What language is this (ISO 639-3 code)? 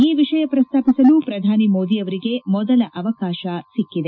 kan